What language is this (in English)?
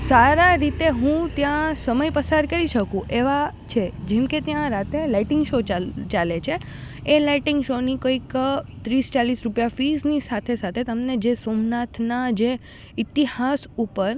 Gujarati